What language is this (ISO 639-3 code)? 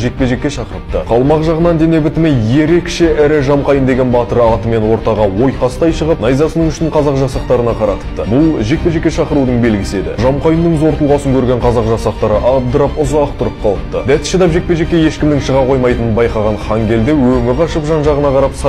tur